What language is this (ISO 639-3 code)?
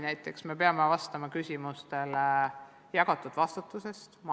est